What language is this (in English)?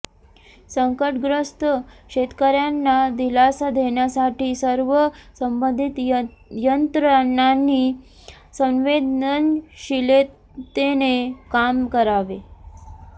Marathi